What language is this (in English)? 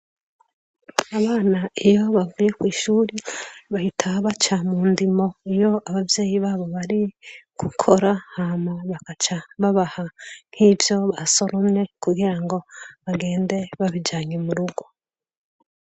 Rundi